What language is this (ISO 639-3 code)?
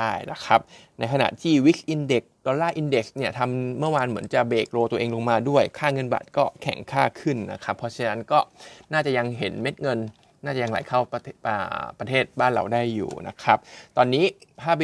tha